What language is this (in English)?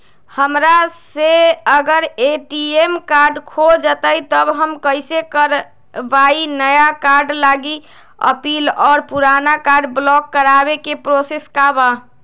Magahi